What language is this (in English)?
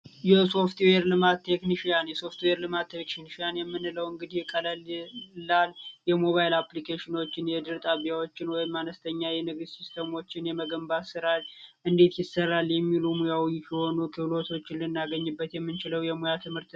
Amharic